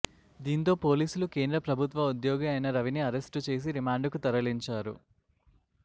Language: Telugu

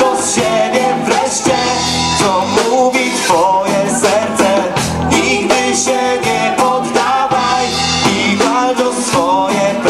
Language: Polish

